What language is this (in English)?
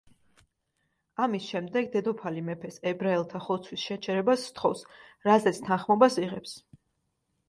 Georgian